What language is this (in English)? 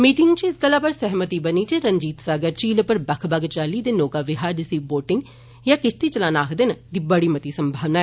Dogri